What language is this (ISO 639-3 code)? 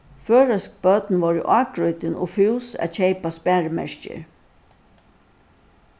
fao